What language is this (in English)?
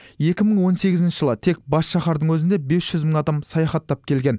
Kazakh